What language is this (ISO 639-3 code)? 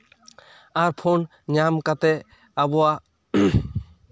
sat